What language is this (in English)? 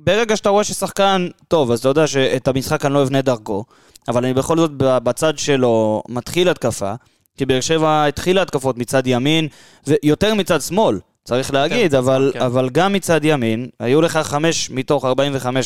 Hebrew